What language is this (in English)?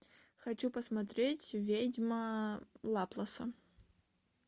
Russian